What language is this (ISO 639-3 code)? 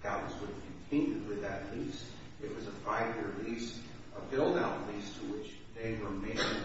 eng